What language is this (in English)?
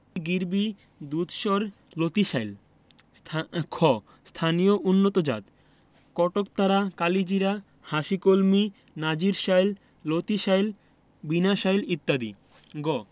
Bangla